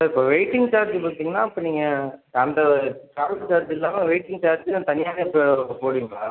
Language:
Tamil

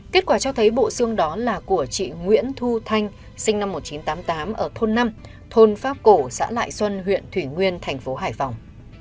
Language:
Vietnamese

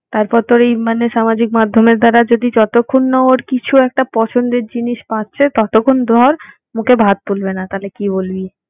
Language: Bangla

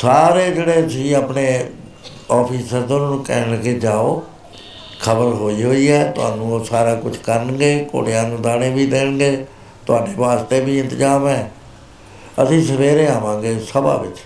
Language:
Punjabi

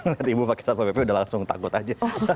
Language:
Indonesian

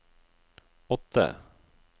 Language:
Norwegian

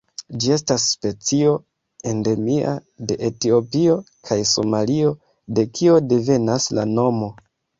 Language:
Esperanto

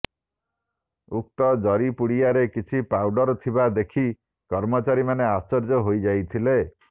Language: Odia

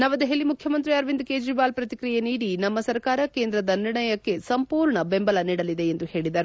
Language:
Kannada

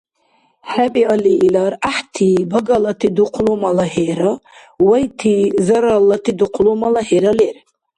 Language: Dargwa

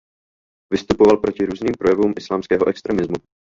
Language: Czech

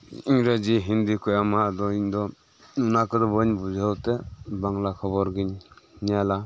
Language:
Santali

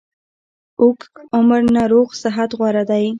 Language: Pashto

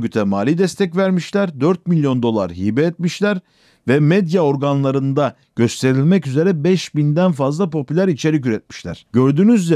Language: Turkish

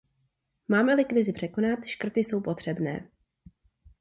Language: Czech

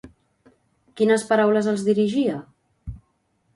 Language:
Catalan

